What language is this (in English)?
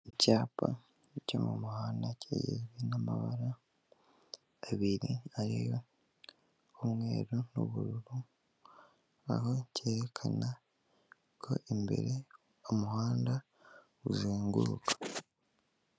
Kinyarwanda